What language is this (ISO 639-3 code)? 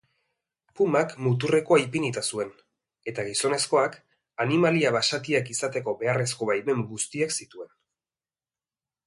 eus